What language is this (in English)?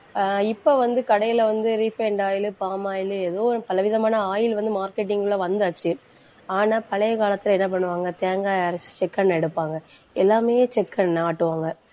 Tamil